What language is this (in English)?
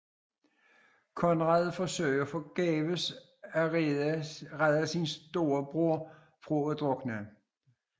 Danish